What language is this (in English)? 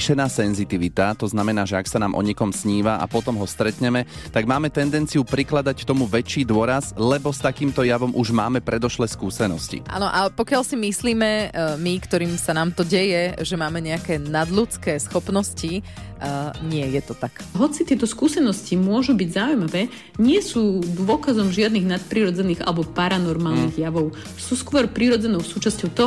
Slovak